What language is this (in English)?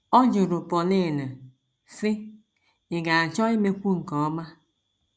Igbo